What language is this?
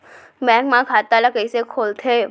Chhattisgarhi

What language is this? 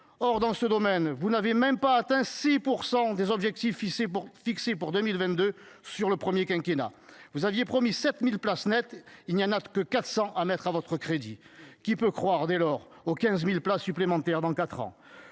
French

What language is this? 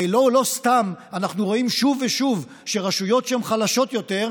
Hebrew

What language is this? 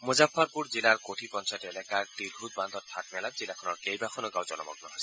Assamese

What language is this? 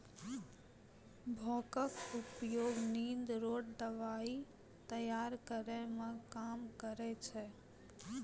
Maithili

